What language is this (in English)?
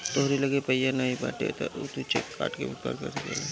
Bhojpuri